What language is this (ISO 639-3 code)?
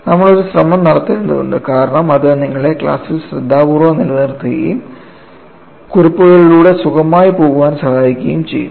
mal